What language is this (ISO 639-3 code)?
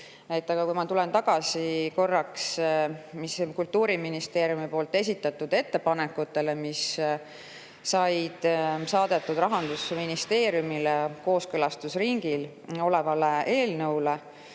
est